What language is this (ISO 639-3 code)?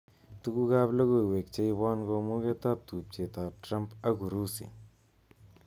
kln